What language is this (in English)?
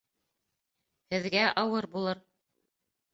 Bashkir